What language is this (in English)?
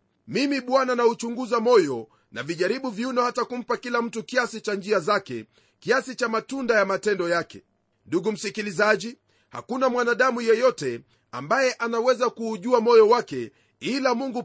Swahili